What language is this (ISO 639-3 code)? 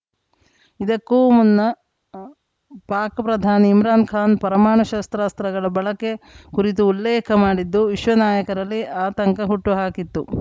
kan